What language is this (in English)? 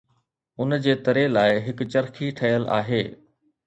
Sindhi